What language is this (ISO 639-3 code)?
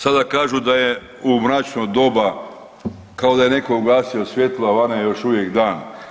hrv